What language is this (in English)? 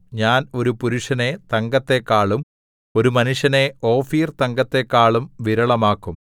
Malayalam